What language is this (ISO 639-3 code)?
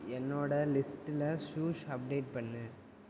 tam